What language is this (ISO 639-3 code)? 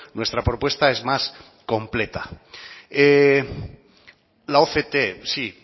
spa